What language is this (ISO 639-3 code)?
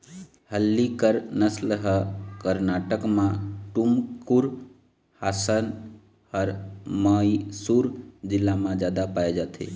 hne